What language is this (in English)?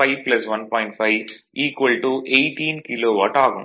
Tamil